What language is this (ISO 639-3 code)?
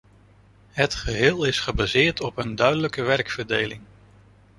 nld